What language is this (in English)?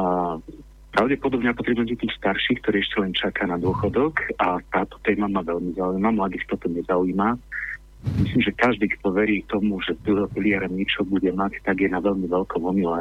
Slovak